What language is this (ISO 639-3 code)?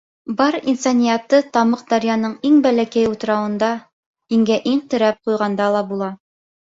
bak